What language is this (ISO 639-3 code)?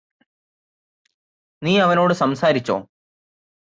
mal